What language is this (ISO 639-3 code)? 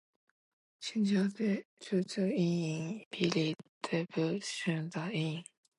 zho